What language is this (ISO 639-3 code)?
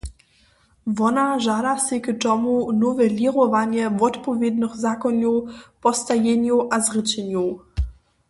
hsb